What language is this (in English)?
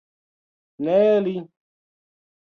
Esperanto